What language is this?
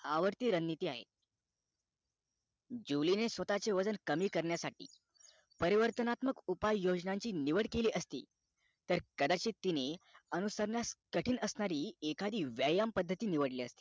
Marathi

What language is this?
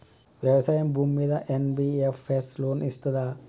Telugu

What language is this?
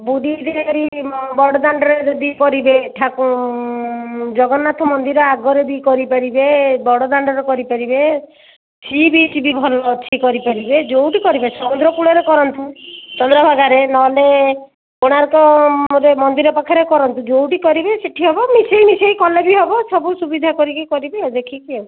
Odia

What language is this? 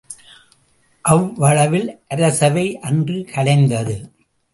Tamil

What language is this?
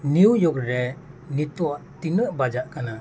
Santali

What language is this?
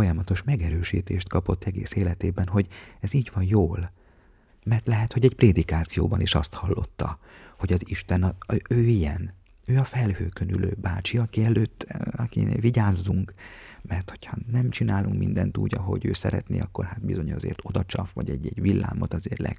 Hungarian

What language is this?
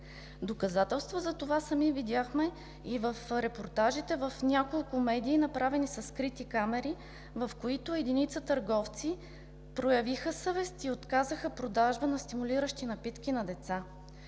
Bulgarian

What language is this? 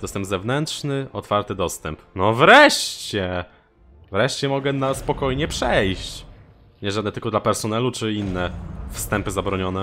Polish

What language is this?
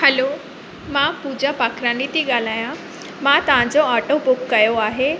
Sindhi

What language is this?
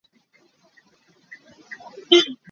Hakha Chin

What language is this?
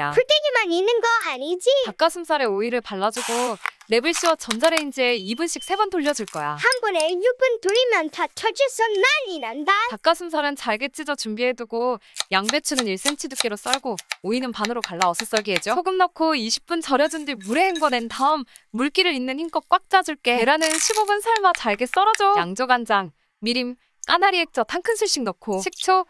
Korean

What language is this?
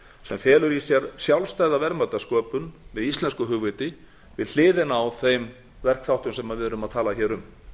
Icelandic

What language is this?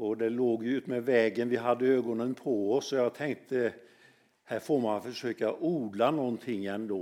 Swedish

